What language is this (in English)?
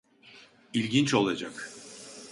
Turkish